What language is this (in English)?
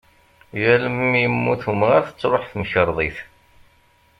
Kabyle